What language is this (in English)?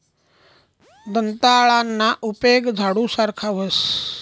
Marathi